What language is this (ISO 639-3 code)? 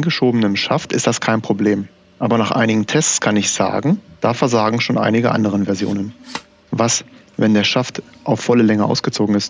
deu